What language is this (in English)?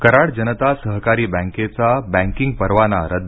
Marathi